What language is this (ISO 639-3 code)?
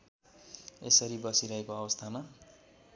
nep